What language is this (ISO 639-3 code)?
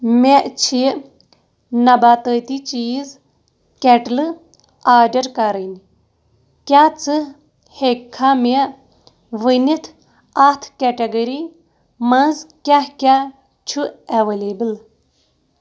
kas